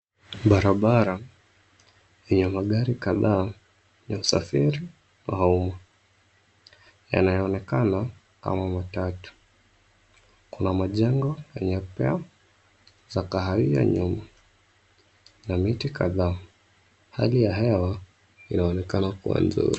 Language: Swahili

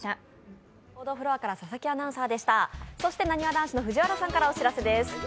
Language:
Japanese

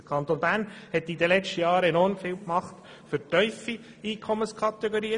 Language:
Swiss German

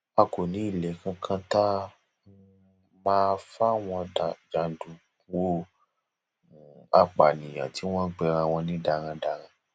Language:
Yoruba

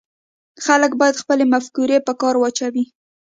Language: Pashto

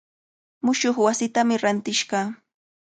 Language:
Cajatambo North Lima Quechua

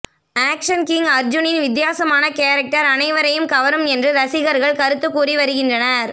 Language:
Tamil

